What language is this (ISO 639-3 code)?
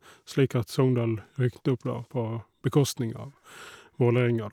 nor